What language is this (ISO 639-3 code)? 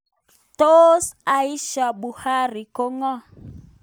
kln